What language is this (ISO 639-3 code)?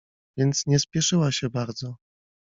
pol